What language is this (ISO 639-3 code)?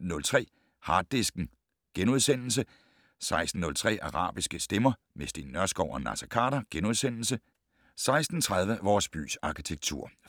dan